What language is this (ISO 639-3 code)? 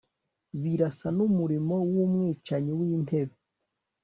kin